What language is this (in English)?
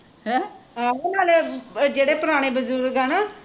Punjabi